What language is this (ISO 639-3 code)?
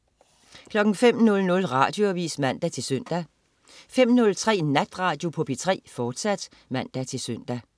dan